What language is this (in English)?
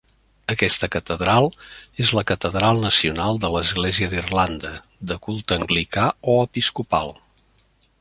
Catalan